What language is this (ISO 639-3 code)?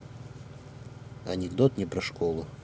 rus